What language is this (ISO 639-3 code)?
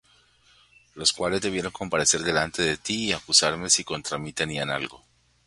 spa